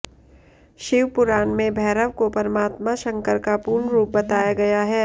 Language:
Hindi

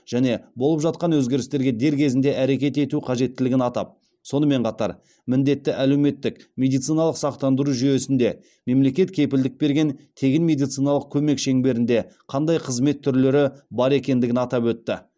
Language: Kazakh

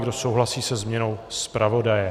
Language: Czech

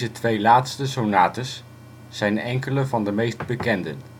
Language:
Dutch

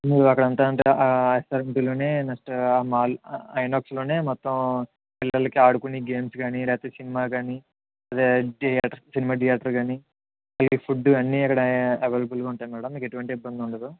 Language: Telugu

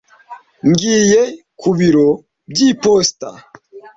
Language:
Kinyarwanda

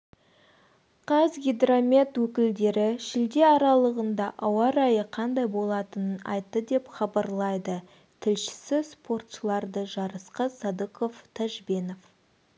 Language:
Kazakh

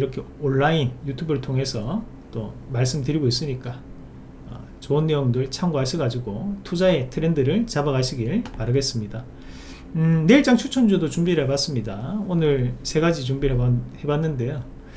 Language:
Korean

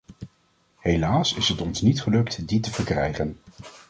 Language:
Dutch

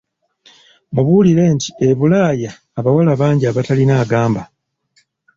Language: Ganda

